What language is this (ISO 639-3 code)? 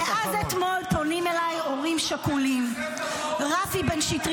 heb